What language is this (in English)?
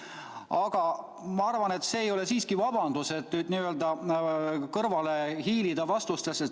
Estonian